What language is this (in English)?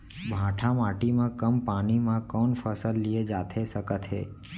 Chhattisgarhi